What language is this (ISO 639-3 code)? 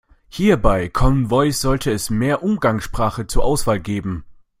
deu